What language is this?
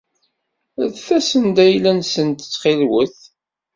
Kabyle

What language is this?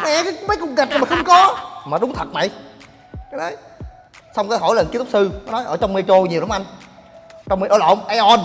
Vietnamese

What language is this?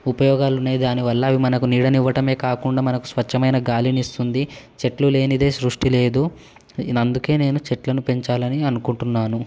Telugu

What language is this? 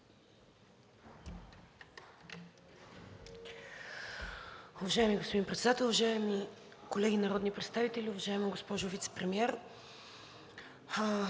Bulgarian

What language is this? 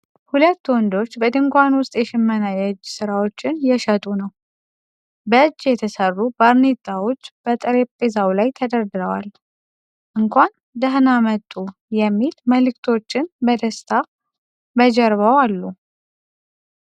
Amharic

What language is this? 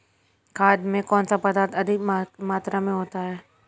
Hindi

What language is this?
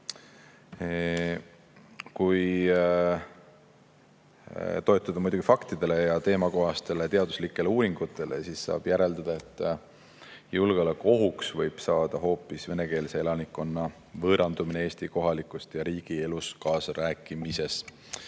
Estonian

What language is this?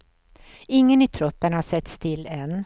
Swedish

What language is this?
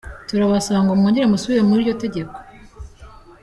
Kinyarwanda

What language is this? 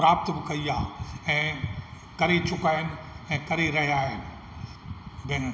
Sindhi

